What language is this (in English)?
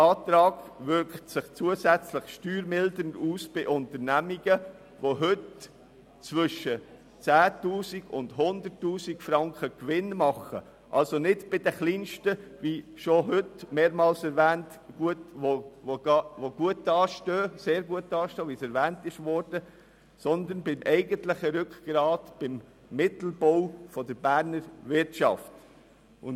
Swiss German